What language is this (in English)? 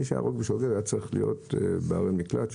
Hebrew